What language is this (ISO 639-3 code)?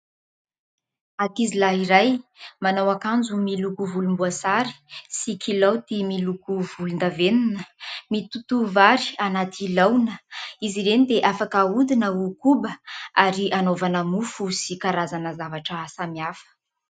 mlg